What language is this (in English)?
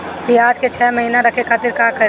Bhojpuri